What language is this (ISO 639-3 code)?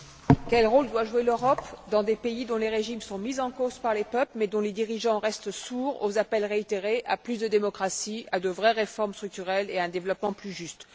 fra